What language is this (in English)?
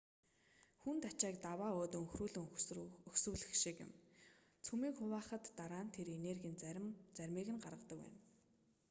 Mongolian